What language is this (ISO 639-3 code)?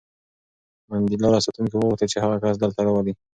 pus